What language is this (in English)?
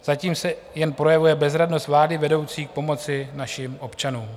Czech